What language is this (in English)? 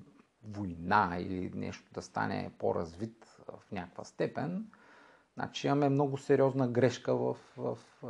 Bulgarian